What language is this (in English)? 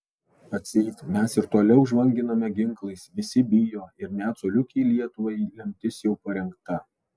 Lithuanian